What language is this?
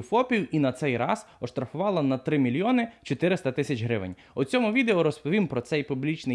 Ukrainian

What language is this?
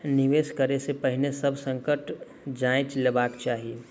Maithili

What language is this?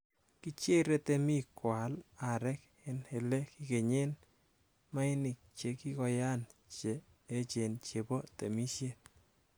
Kalenjin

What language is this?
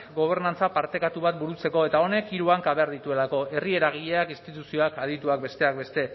Basque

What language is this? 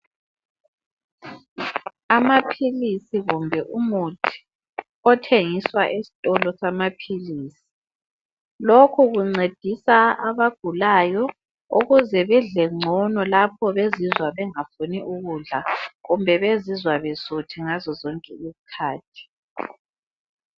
North Ndebele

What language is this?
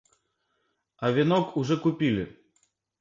Russian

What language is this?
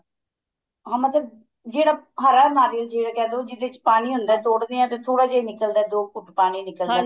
Punjabi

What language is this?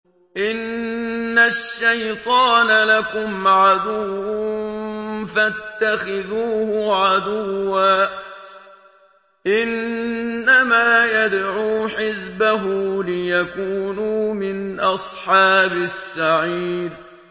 Arabic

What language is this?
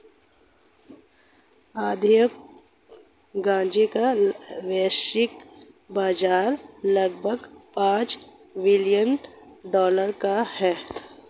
Hindi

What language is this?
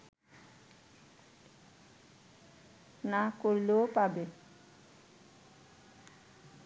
Bangla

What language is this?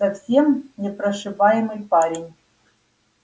Russian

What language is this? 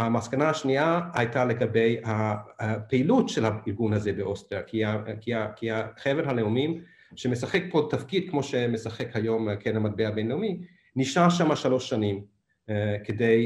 Hebrew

